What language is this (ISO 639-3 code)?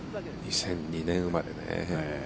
jpn